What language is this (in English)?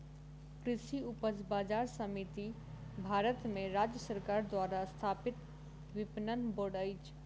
Maithili